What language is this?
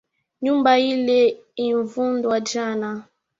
Swahili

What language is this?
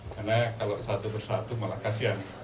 Indonesian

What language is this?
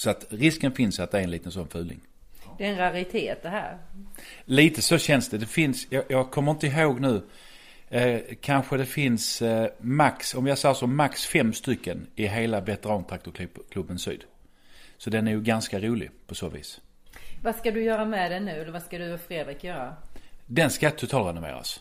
Swedish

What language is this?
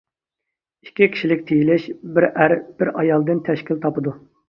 Uyghur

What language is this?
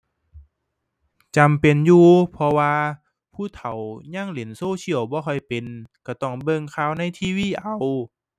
Thai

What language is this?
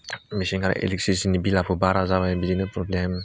Bodo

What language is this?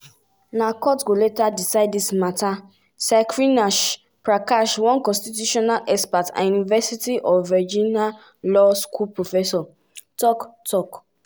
Nigerian Pidgin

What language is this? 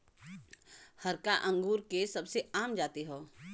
Bhojpuri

